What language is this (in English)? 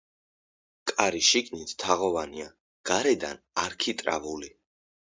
Georgian